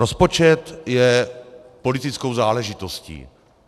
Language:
Czech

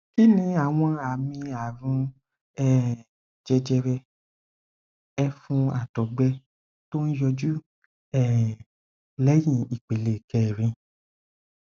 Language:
Yoruba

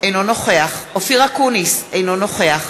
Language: Hebrew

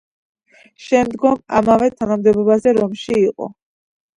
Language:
Georgian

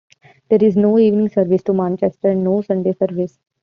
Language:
English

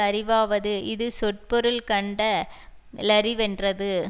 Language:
Tamil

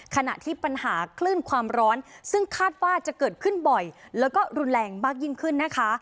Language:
Thai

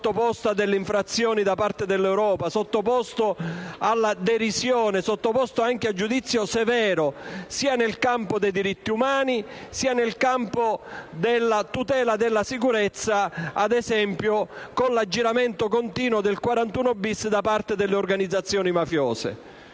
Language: Italian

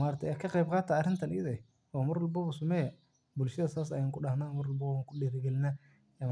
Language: Somali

